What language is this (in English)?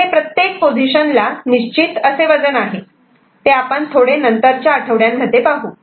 Marathi